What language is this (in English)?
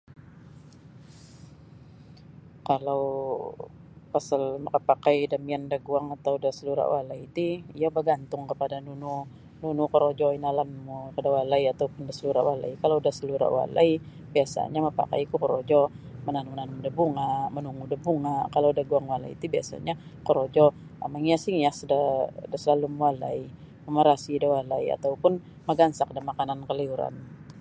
Sabah Bisaya